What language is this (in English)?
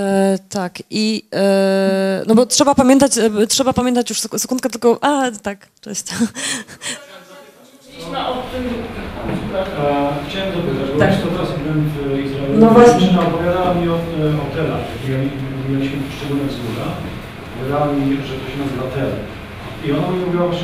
Polish